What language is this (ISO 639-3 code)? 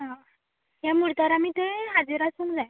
kok